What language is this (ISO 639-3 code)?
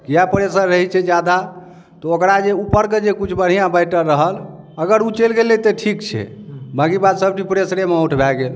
mai